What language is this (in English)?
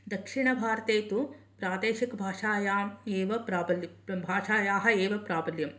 Sanskrit